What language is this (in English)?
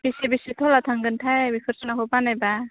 Bodo